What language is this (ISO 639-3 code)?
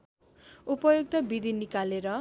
nep